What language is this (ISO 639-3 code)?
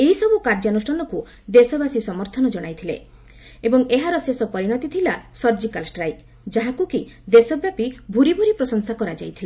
ori